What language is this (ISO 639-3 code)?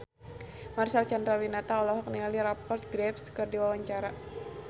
sun